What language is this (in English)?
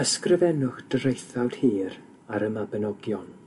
Welsh